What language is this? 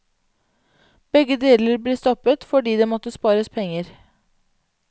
Norwegian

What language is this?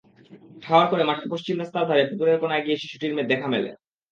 Bangla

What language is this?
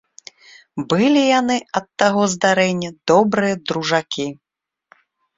Belarusian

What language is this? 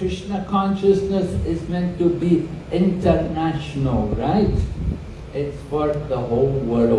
English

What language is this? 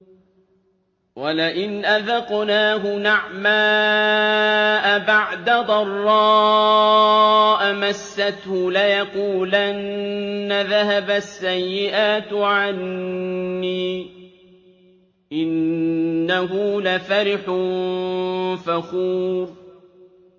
Arabic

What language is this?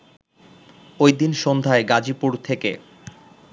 Bangla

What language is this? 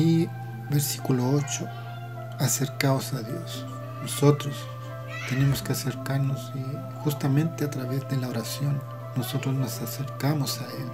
Spanish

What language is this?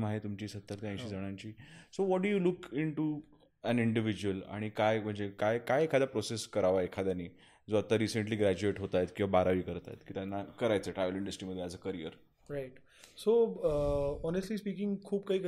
Marathi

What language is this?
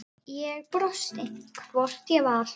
Icelandic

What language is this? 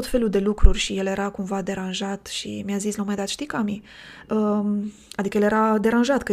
Romanian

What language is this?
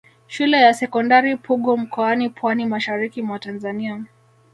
Swahili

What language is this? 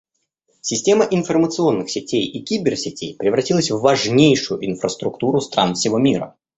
Russian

